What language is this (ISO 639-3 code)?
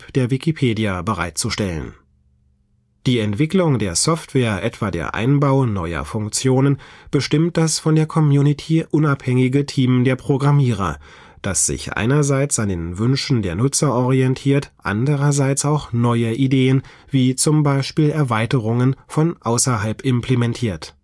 deu